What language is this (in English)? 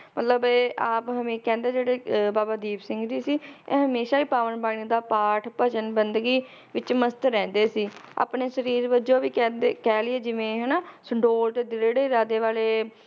Punjabi